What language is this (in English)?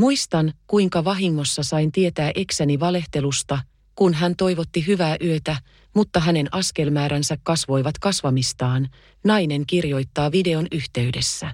Finnish